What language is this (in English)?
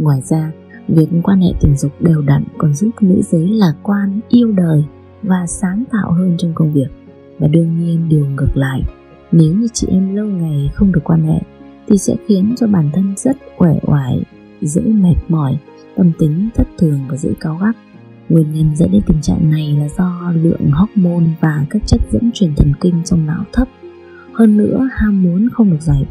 Vietnamese